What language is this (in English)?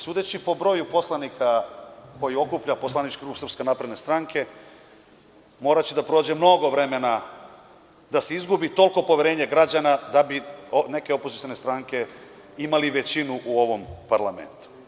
Serbian